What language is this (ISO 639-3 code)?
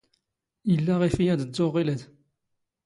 zgh